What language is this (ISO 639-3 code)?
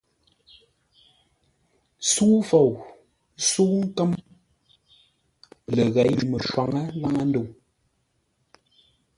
nla